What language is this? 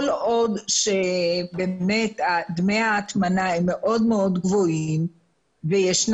Hebrew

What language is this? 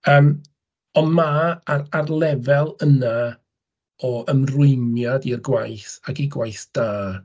Welsh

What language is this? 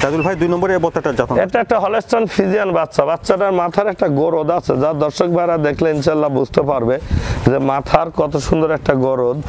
Romanian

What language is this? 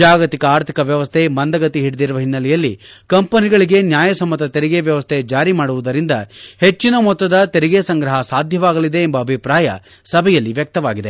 Kannada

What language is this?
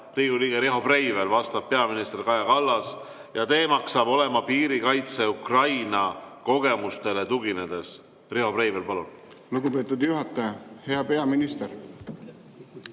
Estonian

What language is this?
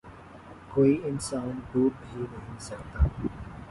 Urdu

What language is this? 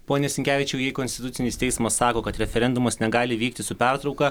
Lithuanian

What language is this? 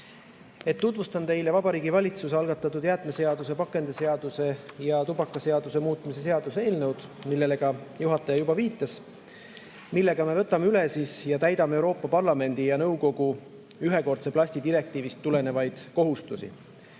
Estonian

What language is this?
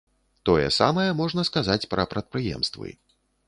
Belarusian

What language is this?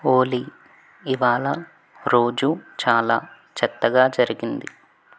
Telugu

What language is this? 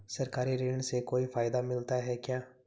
Hindi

